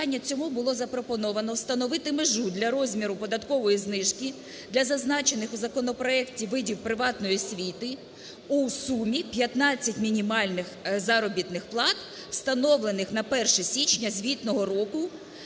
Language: Ukrainian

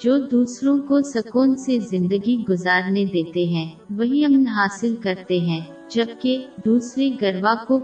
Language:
Urdu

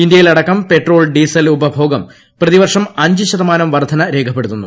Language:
Malayalam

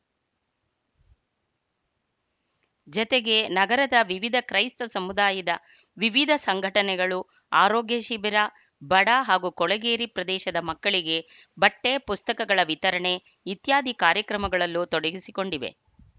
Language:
Kannada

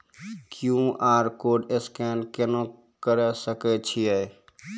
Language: Maithili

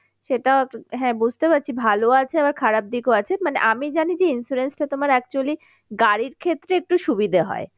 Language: Bangla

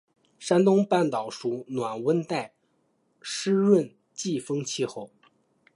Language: Chinese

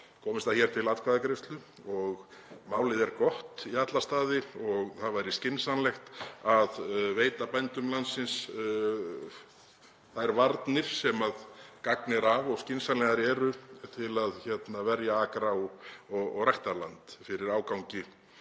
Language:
Icelandic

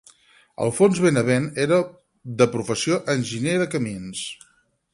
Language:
Catalan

